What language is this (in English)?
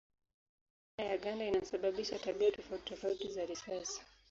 Swahili